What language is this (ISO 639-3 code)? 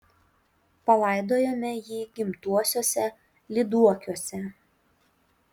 lit